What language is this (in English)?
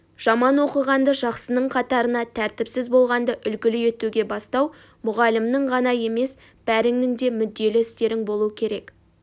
Kazakh